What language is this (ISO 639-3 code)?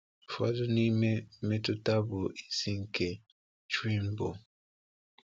ibo